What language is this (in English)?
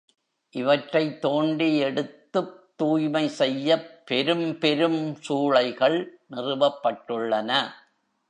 Tamil